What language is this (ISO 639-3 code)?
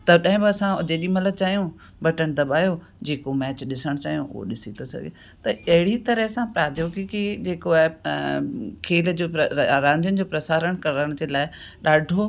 snd